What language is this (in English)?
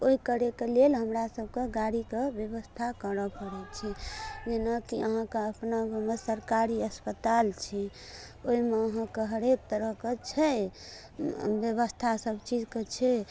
Maithili